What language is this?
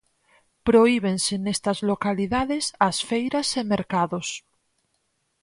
Galician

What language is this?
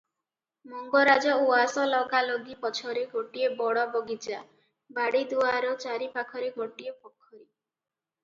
Odia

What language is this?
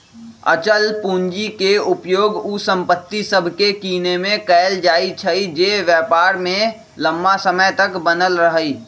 Magahi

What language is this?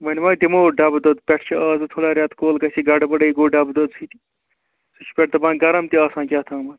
Kashmiri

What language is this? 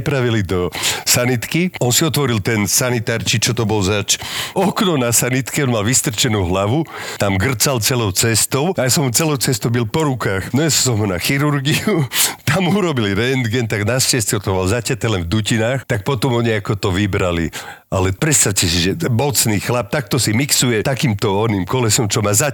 Slovak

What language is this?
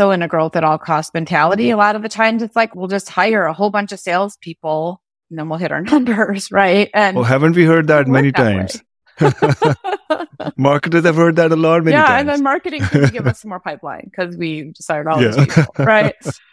English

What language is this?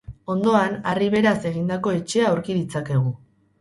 Basque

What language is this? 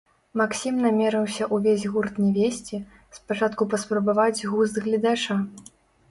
Belarusian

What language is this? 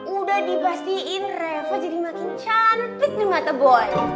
Indonesian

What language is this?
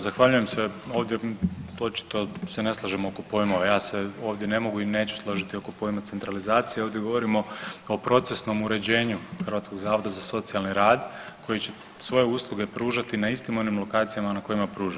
Croatian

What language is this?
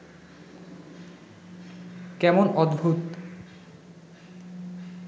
Bangla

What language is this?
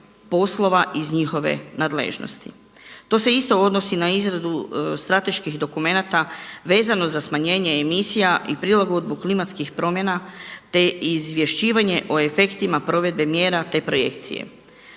Croatian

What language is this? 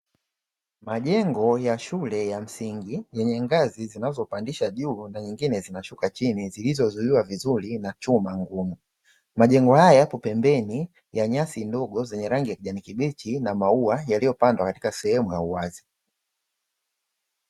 Swahili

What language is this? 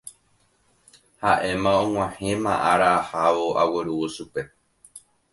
Guarani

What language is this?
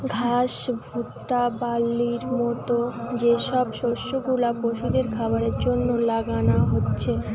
Bangla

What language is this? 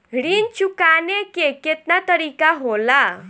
Bhojpuri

